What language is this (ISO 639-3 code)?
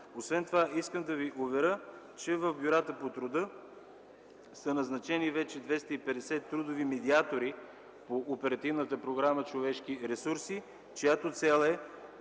bul